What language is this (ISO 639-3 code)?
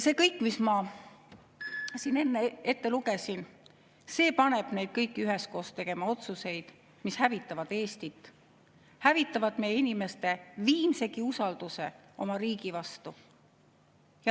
est